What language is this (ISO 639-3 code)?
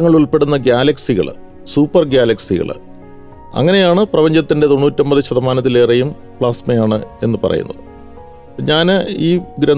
mal